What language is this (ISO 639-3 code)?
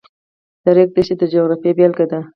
pus